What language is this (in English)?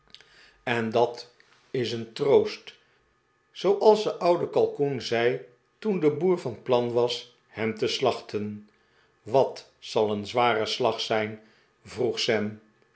Dutch